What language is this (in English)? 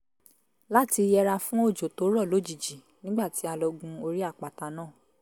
Yoruba